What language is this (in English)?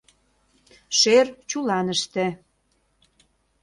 Mari